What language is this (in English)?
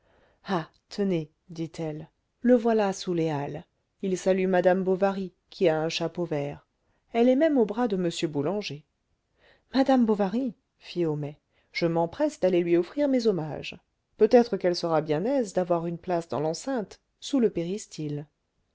French